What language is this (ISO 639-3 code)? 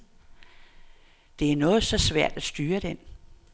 dan